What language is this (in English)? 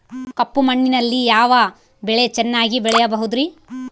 Kannada